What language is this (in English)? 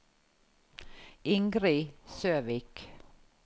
Norwegian